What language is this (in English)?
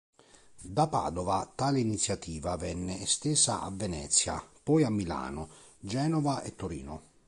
Italian